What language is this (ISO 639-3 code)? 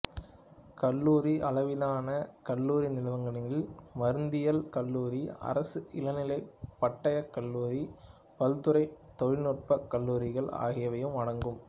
tam